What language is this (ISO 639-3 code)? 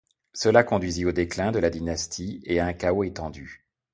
fra